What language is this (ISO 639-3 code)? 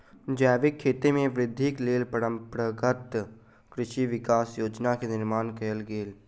mai